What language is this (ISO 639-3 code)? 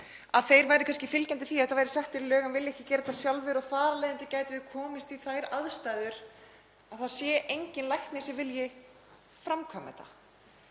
isl